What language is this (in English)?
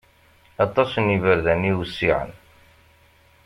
Kabyle